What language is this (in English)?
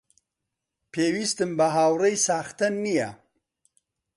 Central Kurdish